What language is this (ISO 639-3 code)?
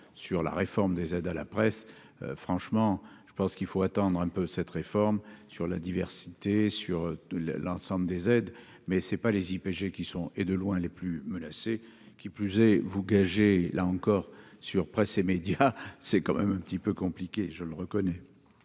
fra